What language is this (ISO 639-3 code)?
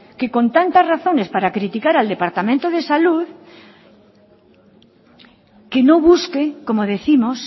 spa